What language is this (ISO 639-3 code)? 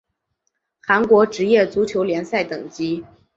zho